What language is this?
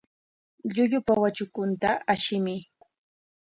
Corongo Ancash Quechua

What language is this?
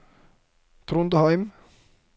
Norwegian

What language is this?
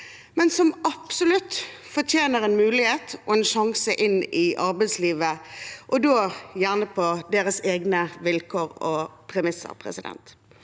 Norwegian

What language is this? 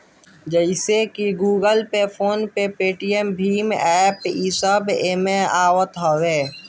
Bhojpuri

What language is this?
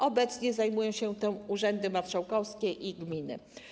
Polish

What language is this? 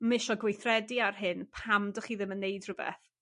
Welsh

